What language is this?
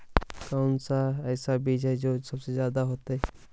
Magahi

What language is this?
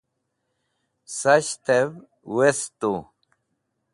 Wakhi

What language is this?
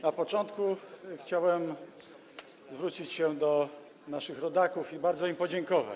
Polish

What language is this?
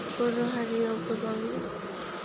Bodo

